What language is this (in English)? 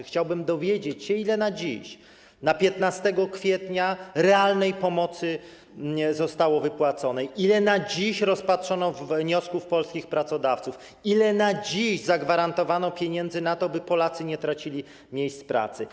Polish